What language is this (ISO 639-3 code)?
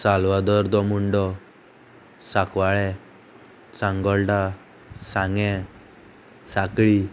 kok